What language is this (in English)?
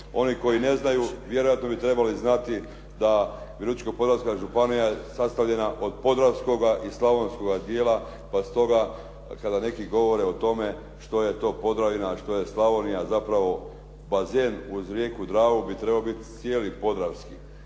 Croatian